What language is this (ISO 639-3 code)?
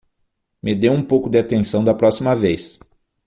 por